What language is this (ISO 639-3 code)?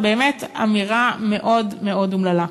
heb